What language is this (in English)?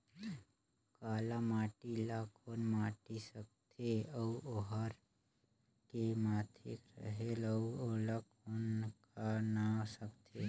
Chhattisgarhi